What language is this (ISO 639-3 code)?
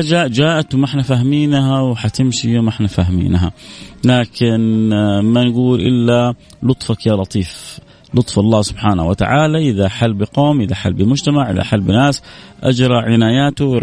ara